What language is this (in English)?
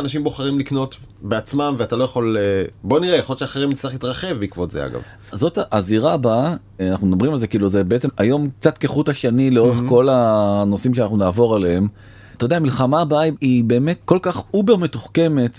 Hebrew